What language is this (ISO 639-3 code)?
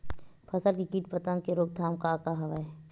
hne